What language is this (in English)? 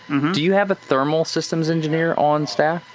English